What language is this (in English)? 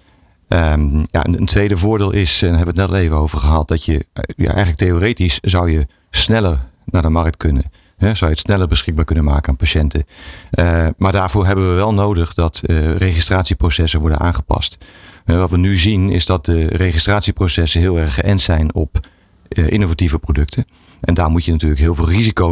Dutch